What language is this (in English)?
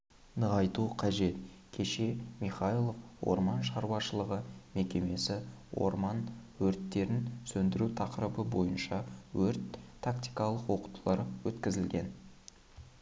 Kazakh